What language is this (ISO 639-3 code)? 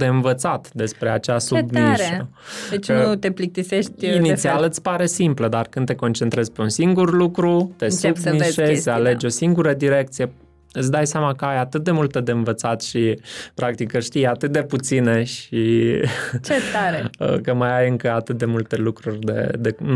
ron